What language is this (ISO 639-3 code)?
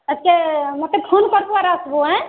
ori